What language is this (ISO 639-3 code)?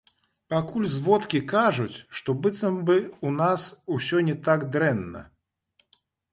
bel